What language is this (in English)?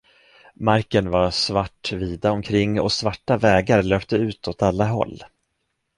Swedish